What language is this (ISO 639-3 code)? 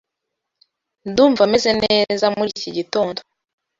kin